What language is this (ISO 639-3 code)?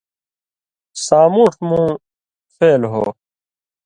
mvy